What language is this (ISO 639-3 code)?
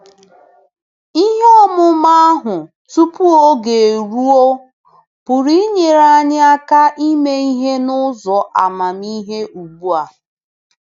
ibo